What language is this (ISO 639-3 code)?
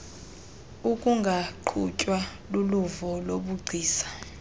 xho